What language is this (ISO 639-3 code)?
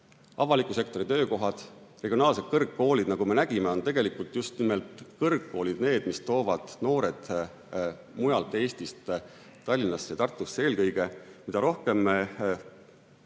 est